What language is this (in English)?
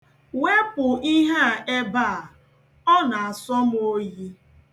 Igbo